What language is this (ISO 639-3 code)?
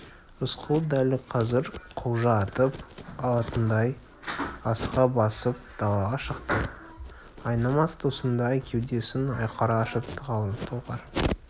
kaz